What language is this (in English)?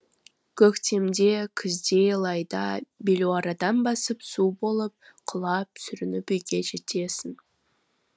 Kazakh